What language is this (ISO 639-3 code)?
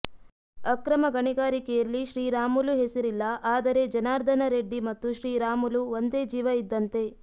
kan